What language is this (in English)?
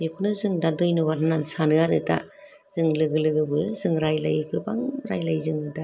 Bodo